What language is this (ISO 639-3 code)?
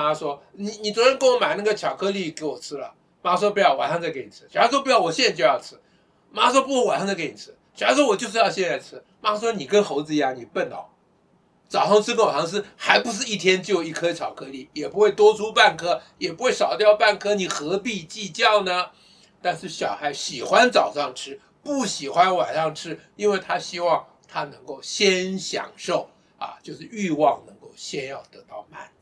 zho